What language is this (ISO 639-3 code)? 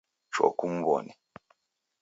dav